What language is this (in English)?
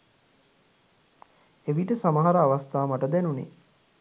Sinhala